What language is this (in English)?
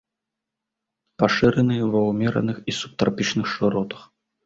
Belarusian